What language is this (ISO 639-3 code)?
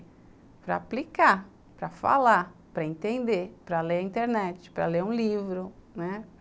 por